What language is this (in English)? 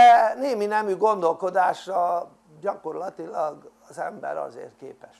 Hungarian